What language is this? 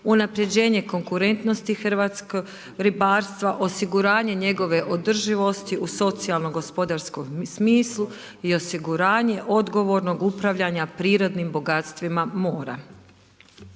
Croatian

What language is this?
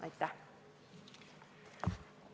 Estonian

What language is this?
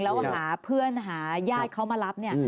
Thai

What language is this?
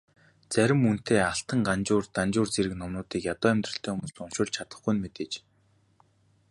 Mongolian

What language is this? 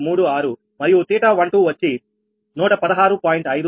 Telugu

